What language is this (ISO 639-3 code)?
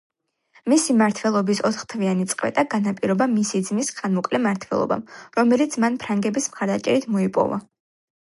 kat